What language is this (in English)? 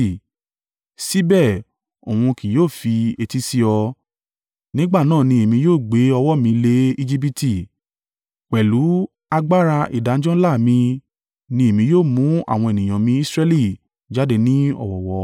Yoruba